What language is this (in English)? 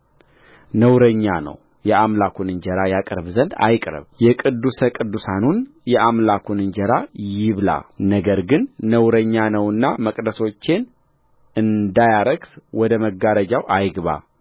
Amharic